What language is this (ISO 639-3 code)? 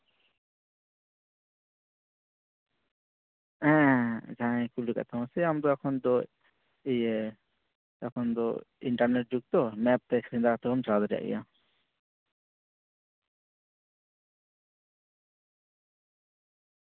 sat